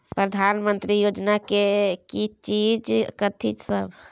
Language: Maithili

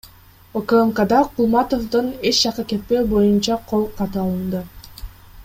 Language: Kyrgyz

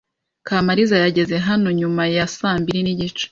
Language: Kinyarwanda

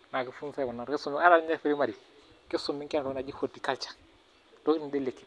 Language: Masai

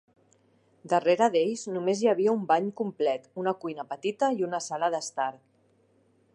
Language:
Catalan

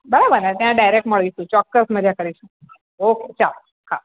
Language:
Gujarati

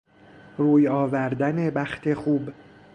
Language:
Persian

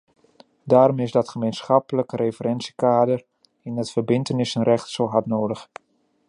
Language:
Dutch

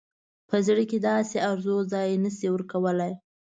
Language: Pashto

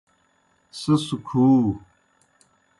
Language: Kohistani Shina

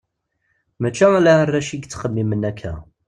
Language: Kabyle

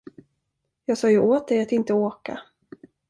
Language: Swedish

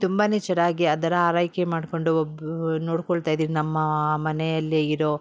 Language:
Kannada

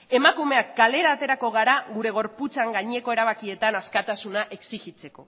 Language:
Basque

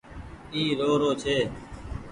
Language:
Goaria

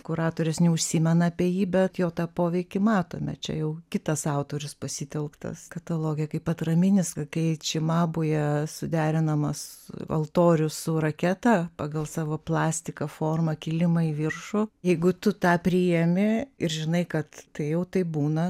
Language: Lithuanian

